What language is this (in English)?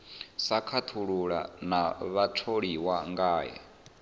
Venda